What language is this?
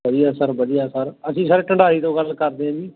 Punjabi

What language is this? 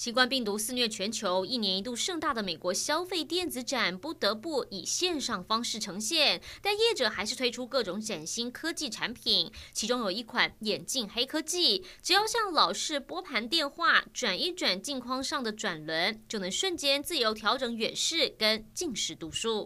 Chinese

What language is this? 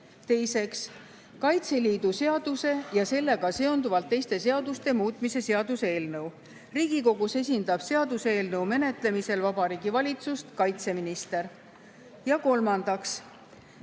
Estonian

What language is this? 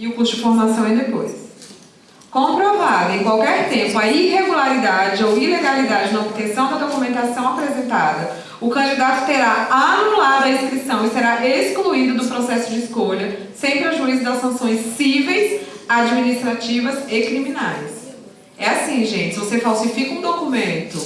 Portuguese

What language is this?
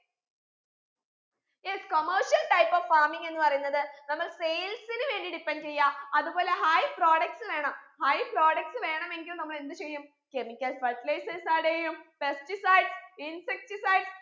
Malayalam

